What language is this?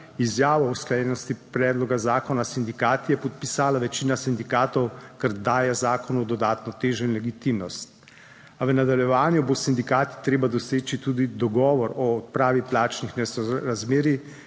Slovenian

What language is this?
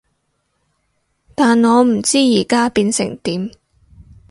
Cantonese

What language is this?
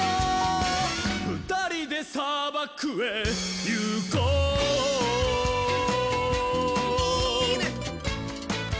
Japanese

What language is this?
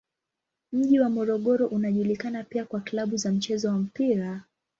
Swahili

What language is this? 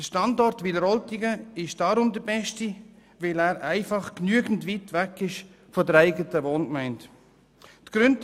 Swiss German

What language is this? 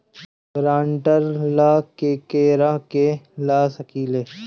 Bhojpuri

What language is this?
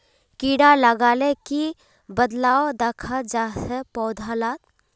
Magahi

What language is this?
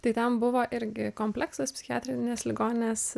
Lithuanian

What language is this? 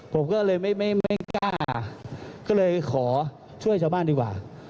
Thai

